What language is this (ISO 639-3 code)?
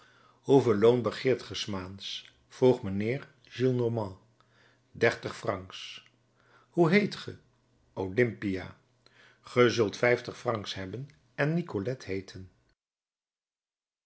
nld